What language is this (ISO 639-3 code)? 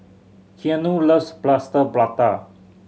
eng